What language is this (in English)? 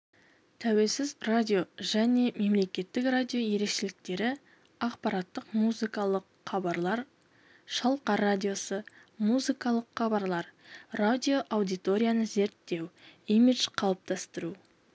Kazakh